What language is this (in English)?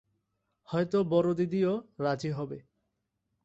Bangla